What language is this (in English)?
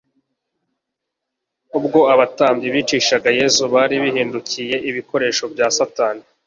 Kinyarwanda